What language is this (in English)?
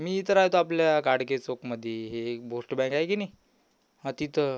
Marathi